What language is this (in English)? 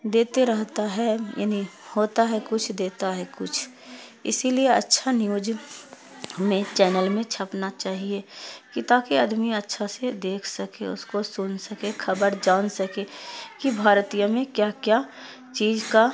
Urdu